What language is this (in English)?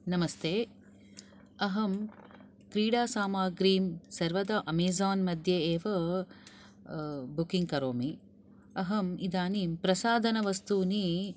Sanskrit